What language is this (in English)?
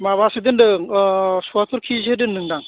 Bodo